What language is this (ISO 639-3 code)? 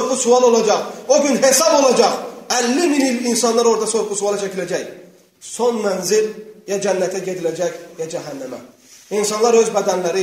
tur